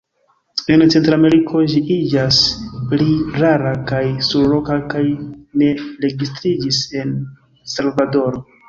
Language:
Esperanto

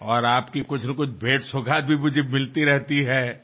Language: Telugu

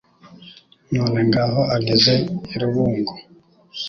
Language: Kinyarwanda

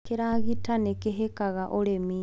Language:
Kikuyu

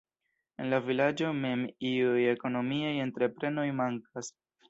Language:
Esperanto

